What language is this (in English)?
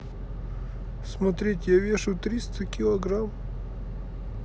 Russian